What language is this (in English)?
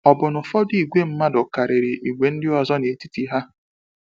Igbo